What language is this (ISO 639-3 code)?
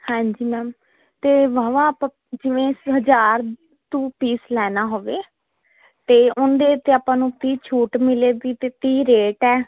pan